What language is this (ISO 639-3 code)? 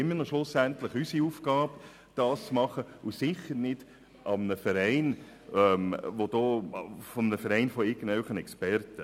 gsw